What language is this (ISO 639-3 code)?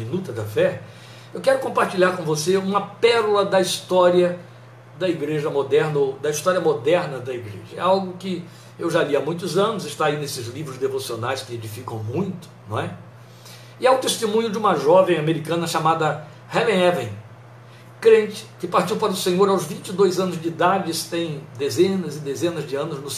por